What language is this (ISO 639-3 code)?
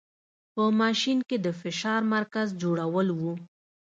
pus